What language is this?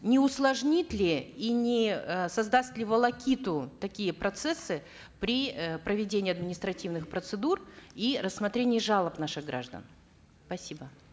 Kazakh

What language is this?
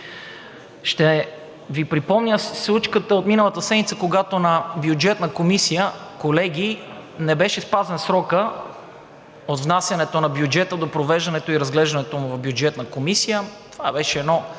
Bulgarian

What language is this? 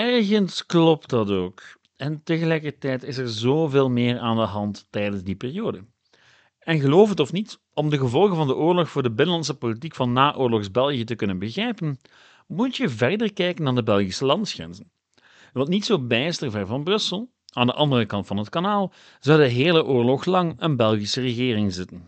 Dutch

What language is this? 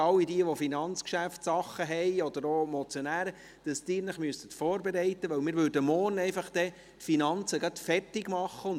Swiss German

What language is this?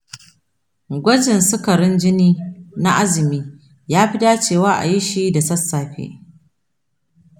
Hausa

